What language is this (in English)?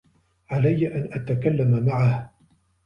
Arabic